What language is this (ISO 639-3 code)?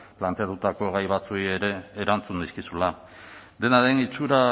eus